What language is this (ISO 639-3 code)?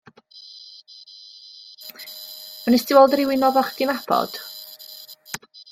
cym